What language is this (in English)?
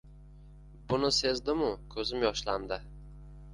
Uzbek